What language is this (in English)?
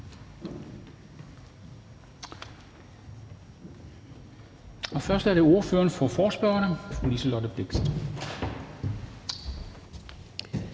Danish